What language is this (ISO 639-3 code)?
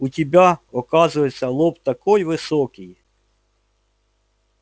rus